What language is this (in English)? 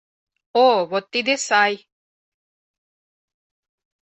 Mari